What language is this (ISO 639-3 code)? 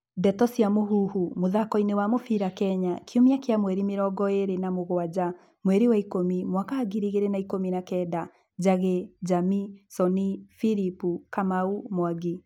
kik